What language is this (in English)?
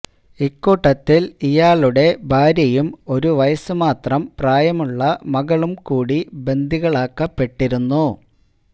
Malayalam